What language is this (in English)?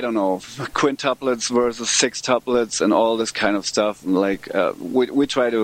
English